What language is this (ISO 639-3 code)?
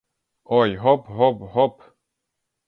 ukr